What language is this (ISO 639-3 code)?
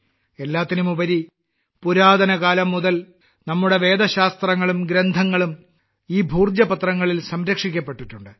mal